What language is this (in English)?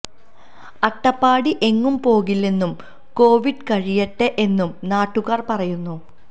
Malayalam